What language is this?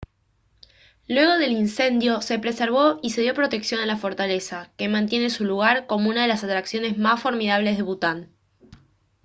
Spanish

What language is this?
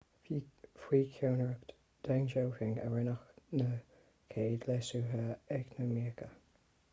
Irish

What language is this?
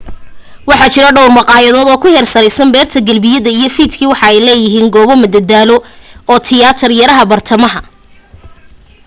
Somali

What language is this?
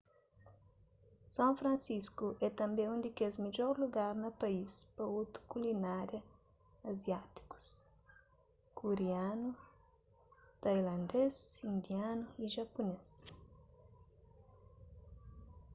Kabuverdianu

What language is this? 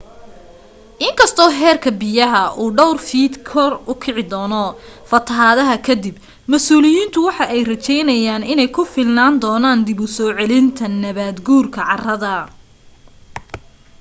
Somali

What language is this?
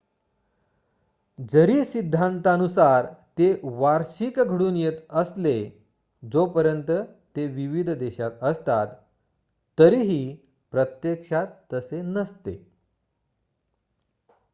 Marathi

